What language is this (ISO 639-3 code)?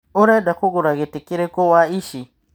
kik